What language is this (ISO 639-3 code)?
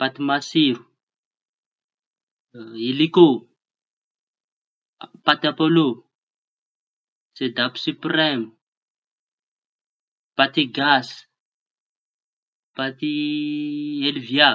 txy